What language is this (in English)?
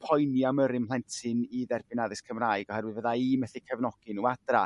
Welsh